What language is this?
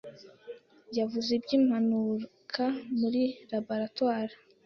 Kinyarwanda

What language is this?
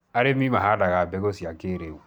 Kikuyu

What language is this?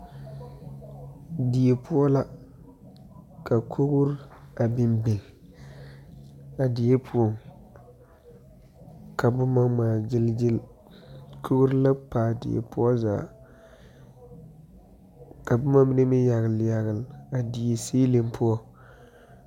Southern Dagaare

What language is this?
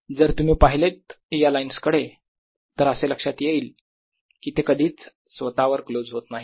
Marathi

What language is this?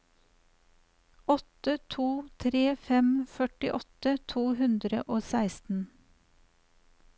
Norwegian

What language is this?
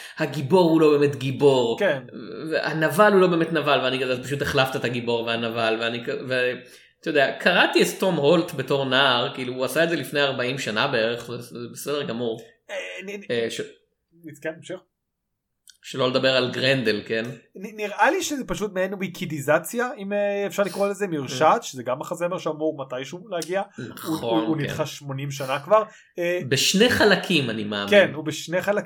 Hebrew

